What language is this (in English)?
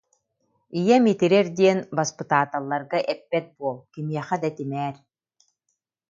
Yakut